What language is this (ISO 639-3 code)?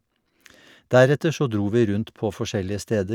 nor